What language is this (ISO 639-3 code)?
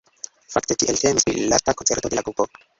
epo